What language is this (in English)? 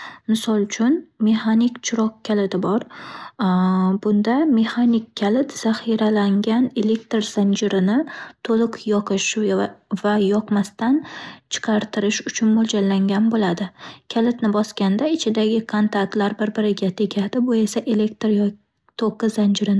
Uzbek